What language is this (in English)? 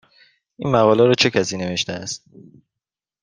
Persian